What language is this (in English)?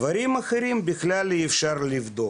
Hebrew